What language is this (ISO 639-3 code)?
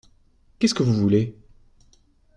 fra